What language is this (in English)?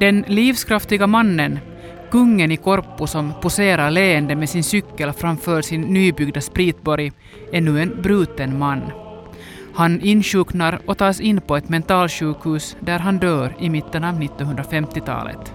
Swedish